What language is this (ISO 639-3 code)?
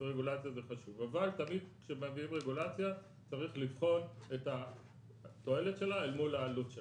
heb